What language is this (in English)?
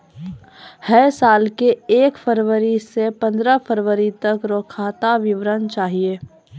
Maithili